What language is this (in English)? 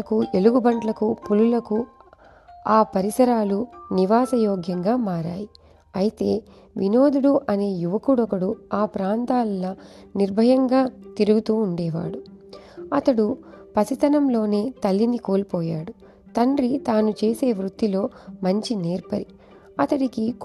Telugu